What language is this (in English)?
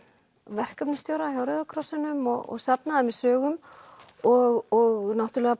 Icelandic